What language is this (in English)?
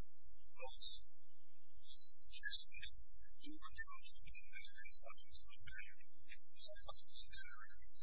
English